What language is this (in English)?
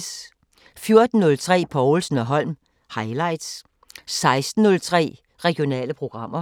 Danish